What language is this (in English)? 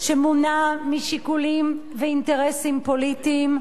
Hebrew